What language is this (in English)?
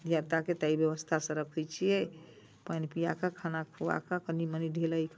Maithili